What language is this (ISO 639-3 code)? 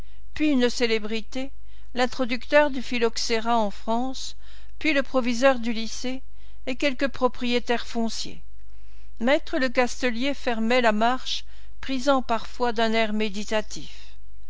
fra